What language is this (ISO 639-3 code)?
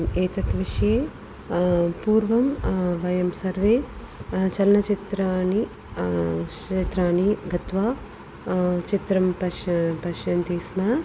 san